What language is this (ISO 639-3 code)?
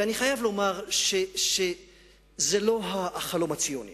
heb